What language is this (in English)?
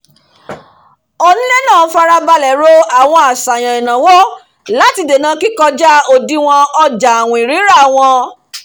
Yoruba